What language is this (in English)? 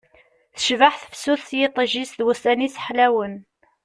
Kabyle